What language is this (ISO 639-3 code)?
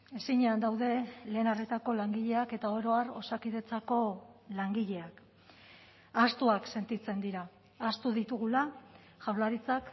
eus